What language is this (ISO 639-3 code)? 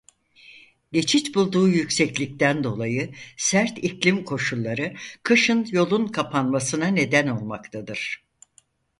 tur